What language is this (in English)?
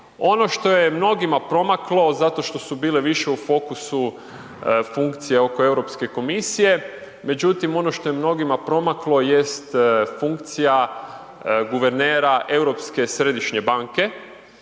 Croatian